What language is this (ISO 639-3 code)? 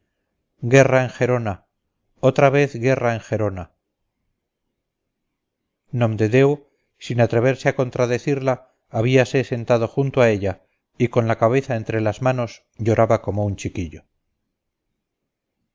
spa